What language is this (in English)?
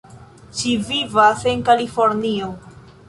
Esperanto